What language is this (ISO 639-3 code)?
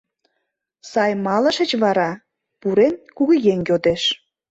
chm